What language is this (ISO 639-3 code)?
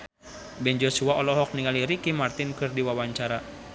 sun